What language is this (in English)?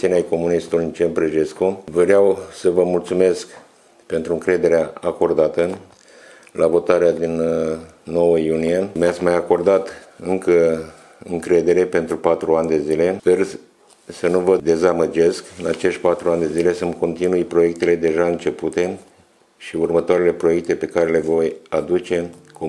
Romanian